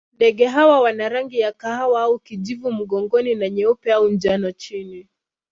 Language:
Swahili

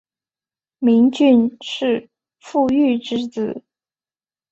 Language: Chinese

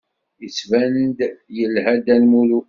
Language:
Kabyle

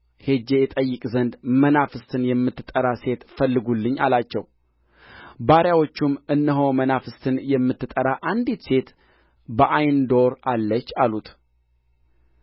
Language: Amharic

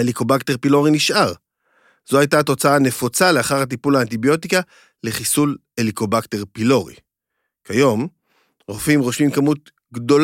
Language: Hebrew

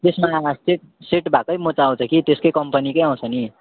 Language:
Nepali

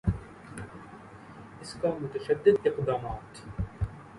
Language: Urdu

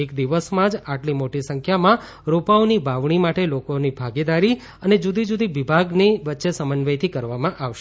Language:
Gujarati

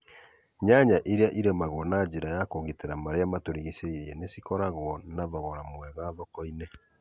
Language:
Kikuyu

